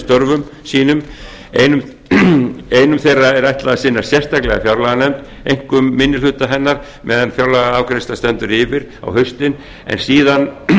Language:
Icelandic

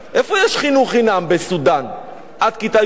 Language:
Hebrew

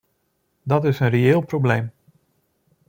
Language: Dutch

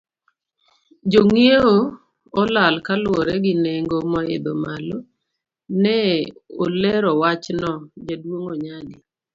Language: Luo (Kenya and Tanzania)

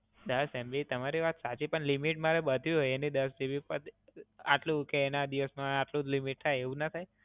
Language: Gujarati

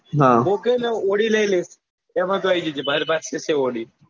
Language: Gujarati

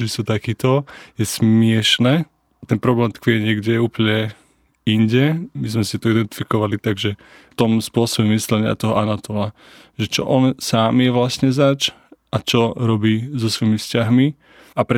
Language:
Slovak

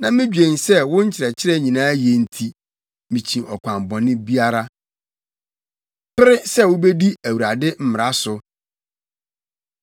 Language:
Akan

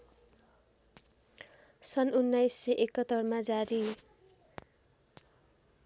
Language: Nepali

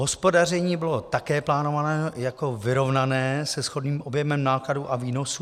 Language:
Czech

